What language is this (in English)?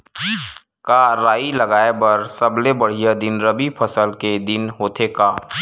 Chhattisgarhi